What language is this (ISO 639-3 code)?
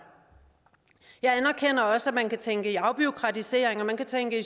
dan